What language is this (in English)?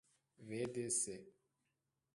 Persian